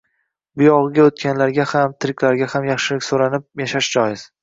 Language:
Uzbek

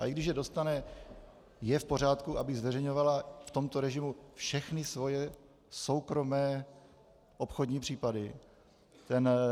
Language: Czech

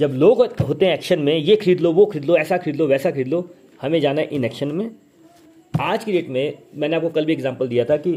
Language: Hindi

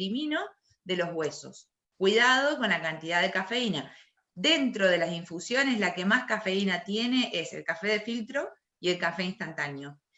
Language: Spanish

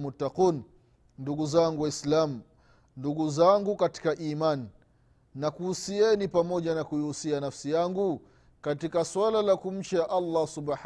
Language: Swahili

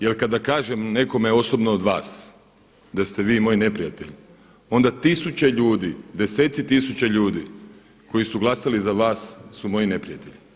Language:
Croatian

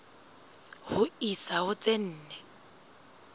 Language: Southern Sotho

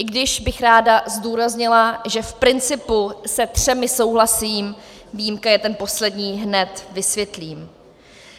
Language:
Czech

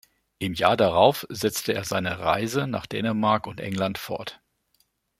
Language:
German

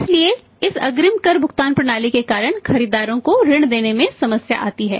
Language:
Hindi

